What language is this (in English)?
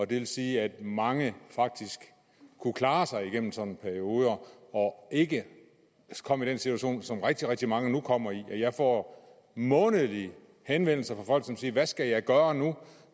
Danish